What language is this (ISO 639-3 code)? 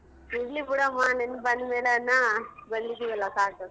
kan